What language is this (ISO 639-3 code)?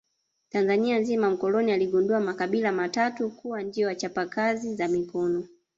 swa